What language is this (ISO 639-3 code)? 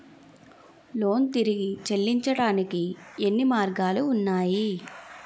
tel